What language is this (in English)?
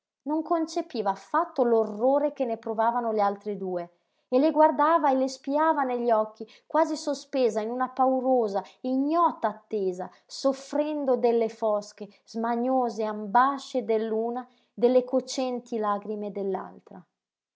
Italian